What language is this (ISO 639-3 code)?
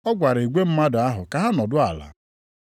ibo